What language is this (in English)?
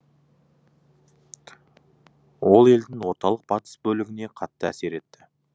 Kazakh